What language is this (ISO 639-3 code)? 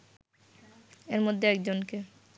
ben